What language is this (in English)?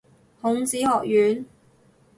Cantonese